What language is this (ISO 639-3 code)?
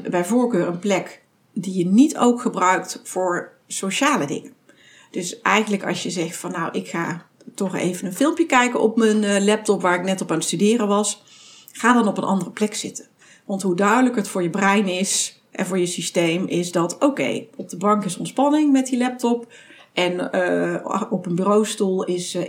nld